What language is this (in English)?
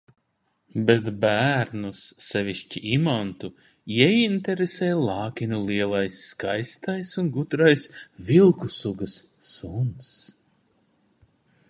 Latvian